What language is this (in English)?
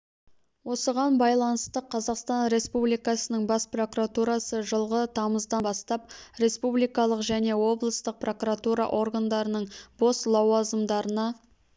Kazakh